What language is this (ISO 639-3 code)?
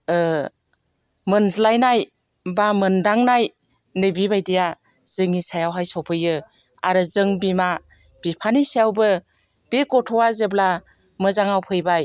brx